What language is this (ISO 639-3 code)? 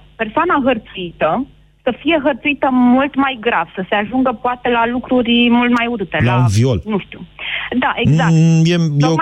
ron